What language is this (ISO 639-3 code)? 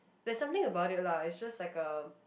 eng